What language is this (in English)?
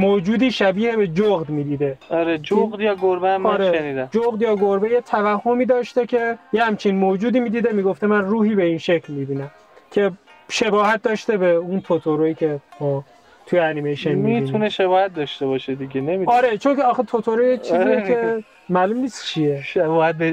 Persian